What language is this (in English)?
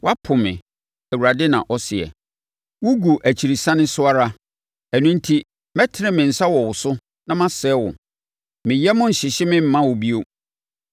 Akan